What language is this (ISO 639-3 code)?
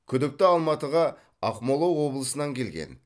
kaz